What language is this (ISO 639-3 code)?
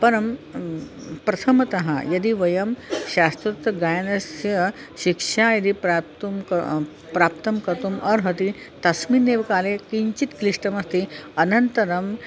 san